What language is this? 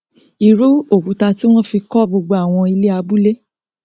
Yoruba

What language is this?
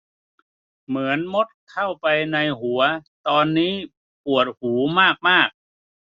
Thai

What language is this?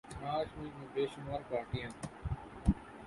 Urdu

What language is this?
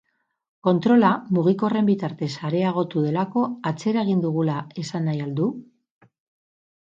Basque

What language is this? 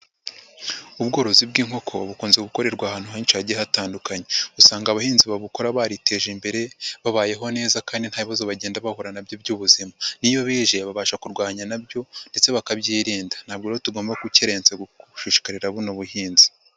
Kinyarwanda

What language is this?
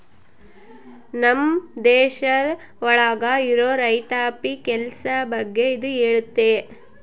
Kannada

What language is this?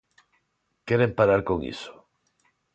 Galician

